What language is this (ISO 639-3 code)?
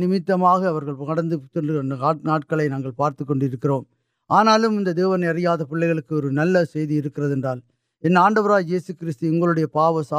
urd